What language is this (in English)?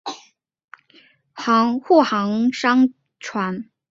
Chinese